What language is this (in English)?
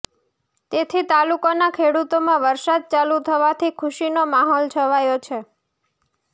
Gujarati